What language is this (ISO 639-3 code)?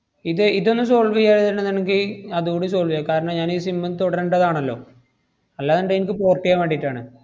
mal